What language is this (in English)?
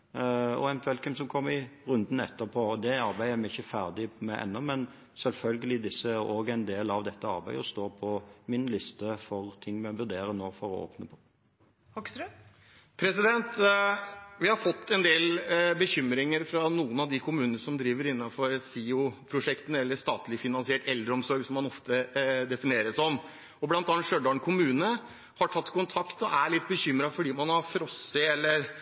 Norwegian